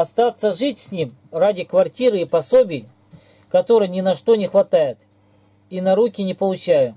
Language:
Russian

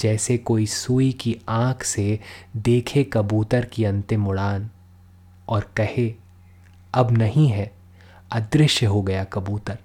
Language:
Hindi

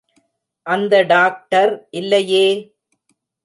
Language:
Tamil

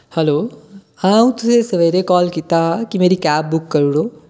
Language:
Dogri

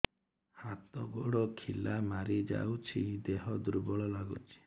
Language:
Odia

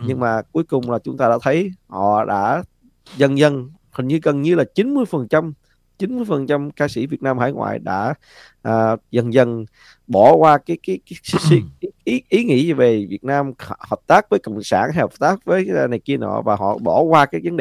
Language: Vietnamese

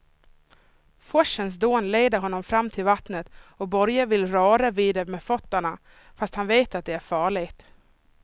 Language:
Swedish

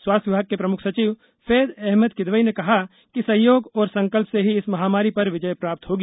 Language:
Hindi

